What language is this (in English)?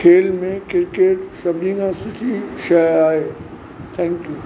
Sindhi